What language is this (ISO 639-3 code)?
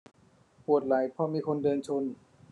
tha